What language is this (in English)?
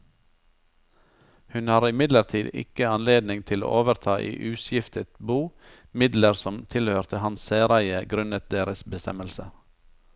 Norwegian